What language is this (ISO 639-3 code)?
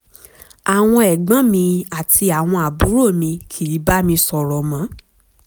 yor